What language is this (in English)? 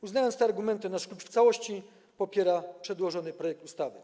Polish